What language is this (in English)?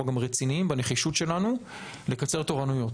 Hebrew